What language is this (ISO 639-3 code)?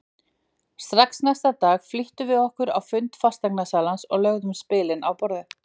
isl